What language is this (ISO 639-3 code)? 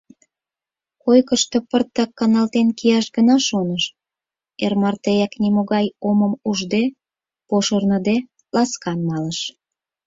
chm